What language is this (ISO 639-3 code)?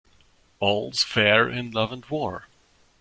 eng